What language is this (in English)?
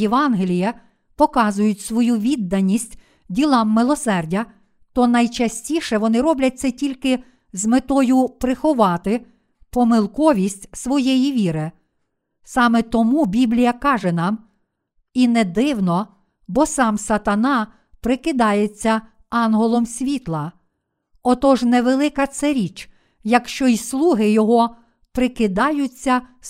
Ukrainian